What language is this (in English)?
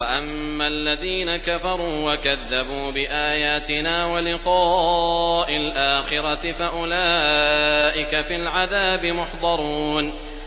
Arabic